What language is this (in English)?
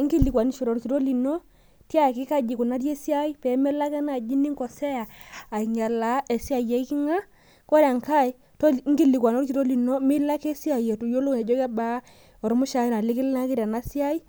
Masai